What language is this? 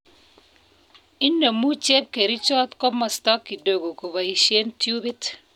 Kalenjin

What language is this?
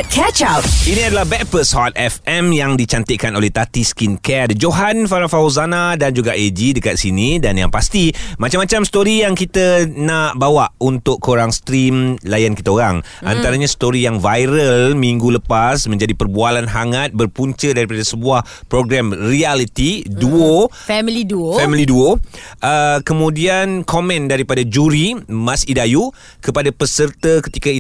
Malay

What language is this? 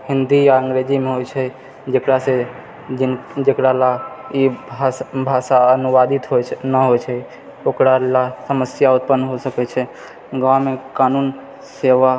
Maithili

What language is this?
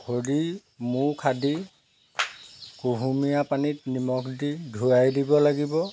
Assamese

